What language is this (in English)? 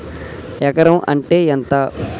Telugu